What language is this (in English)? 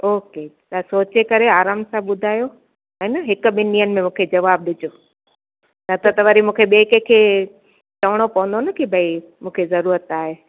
Sindhi